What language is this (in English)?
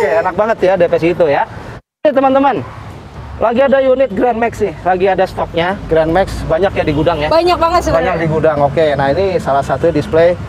Indonesian